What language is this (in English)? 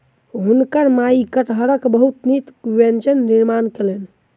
Maithili